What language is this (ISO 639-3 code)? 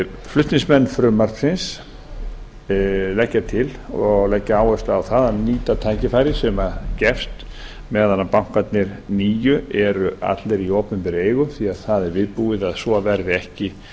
isl